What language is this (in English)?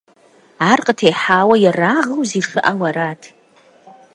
Kabardian